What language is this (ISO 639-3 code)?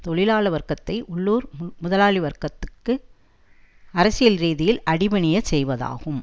tam